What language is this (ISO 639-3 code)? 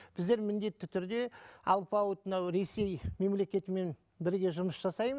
kaz